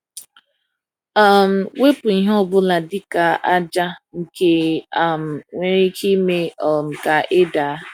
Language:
Igbo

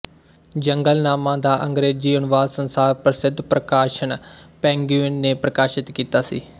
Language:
Punjabi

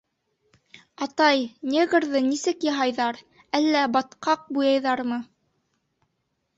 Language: Bashkir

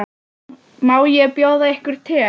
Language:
Icelandic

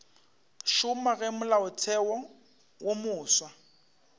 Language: Northern Sotho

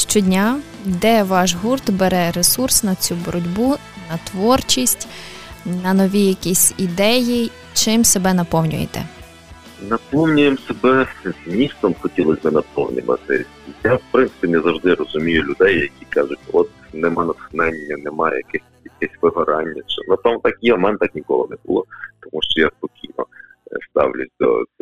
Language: Ukrainian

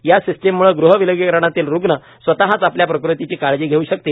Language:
Marathi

